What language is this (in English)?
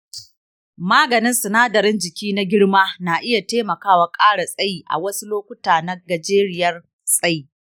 Hausa